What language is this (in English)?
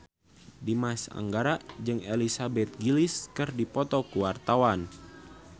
Sundanese